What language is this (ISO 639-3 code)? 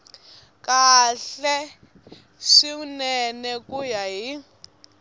tso